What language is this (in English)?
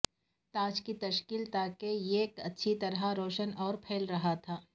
Urdu